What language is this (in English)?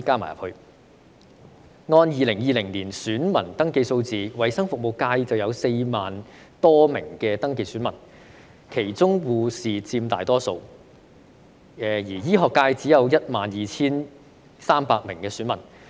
Cantonese